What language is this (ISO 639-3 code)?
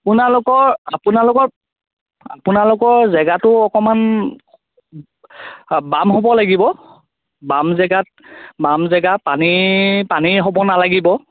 asm